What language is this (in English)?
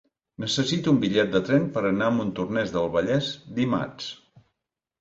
Catalan